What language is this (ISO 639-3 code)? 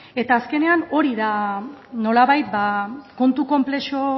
eus